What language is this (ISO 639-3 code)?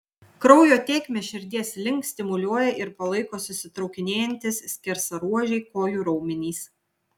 lit